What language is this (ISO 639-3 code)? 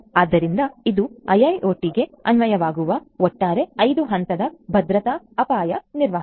kan